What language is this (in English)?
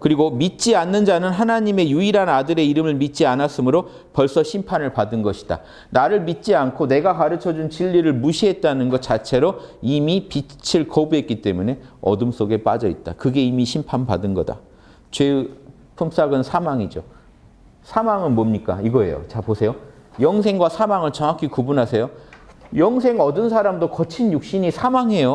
Korean